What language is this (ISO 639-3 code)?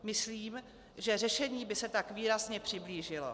ces